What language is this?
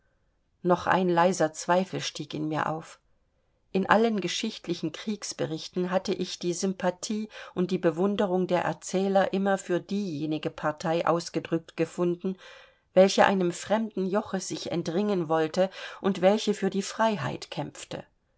German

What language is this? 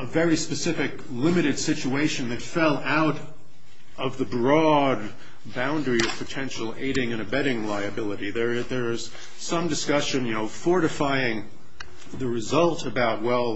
English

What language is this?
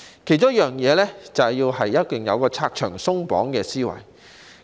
Cantonese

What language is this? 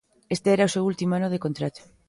Galician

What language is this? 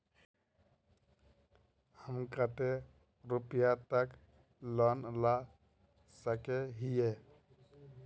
Magahi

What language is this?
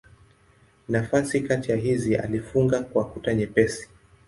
Swahili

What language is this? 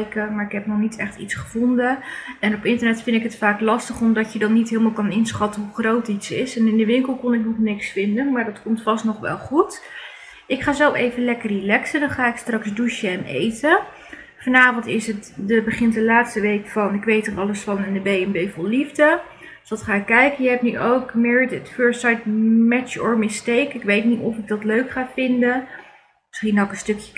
Dutch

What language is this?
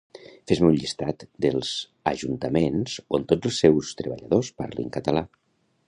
Catalan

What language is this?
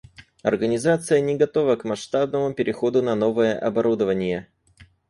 Russian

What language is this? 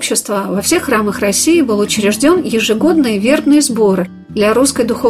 Russian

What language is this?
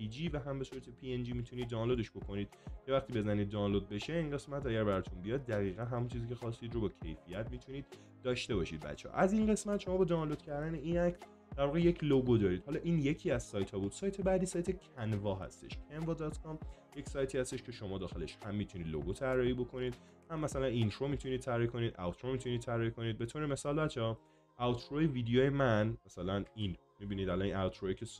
Persian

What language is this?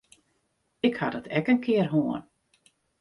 Western Frisian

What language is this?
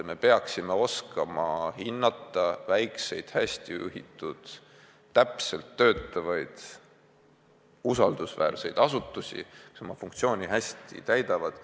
Estonian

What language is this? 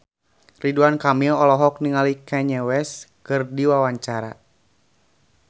Sundanese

